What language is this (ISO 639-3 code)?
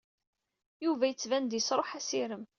kab